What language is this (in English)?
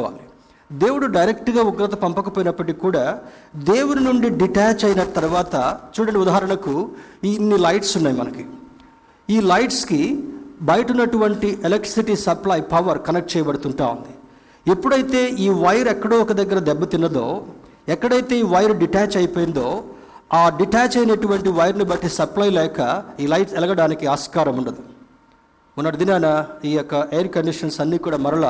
Telugu